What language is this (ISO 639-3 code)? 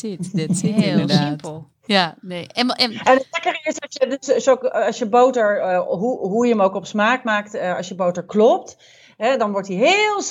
nld